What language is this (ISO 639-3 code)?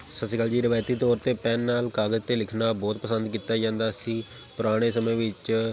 pan